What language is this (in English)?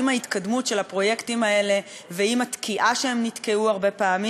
Hebrew